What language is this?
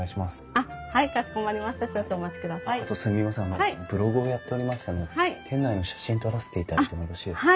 Japanese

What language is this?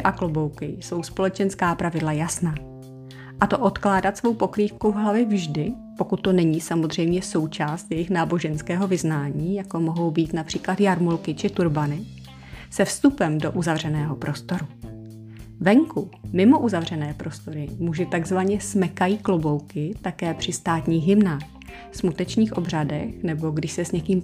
Czech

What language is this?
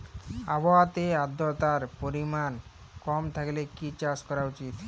Bangla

